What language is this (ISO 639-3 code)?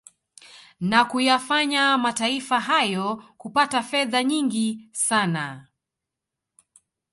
swa